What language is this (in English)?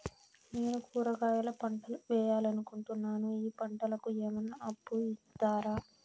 Telugu